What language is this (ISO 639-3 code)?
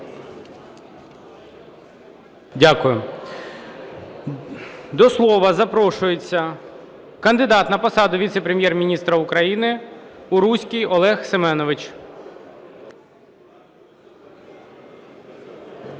ukr